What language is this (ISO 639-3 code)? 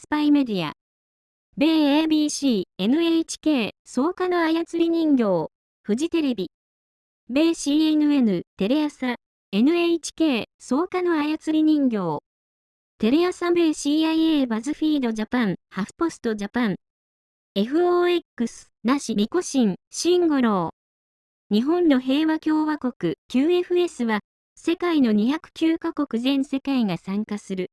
jpn